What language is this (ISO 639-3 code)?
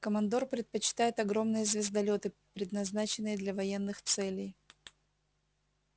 rus